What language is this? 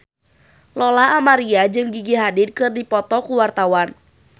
Sundanese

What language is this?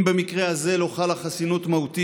Hebrew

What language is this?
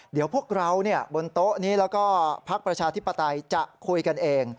Thai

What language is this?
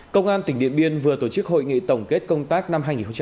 Vietnamese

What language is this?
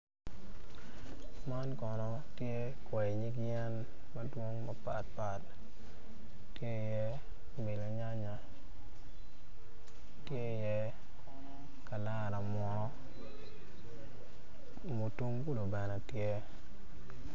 Acoli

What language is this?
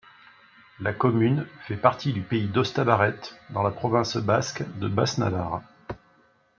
French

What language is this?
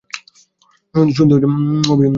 Bangla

